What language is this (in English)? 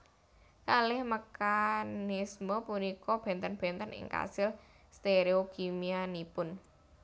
Javanese